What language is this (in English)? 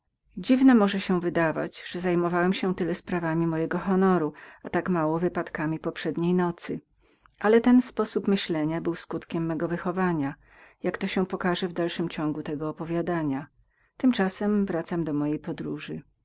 Polish